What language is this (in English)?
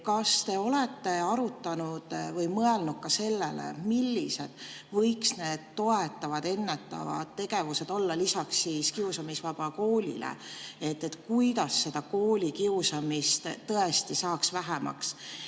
Estonian